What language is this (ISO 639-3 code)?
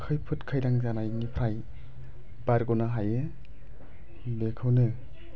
brx